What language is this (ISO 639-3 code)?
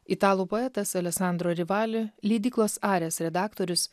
lit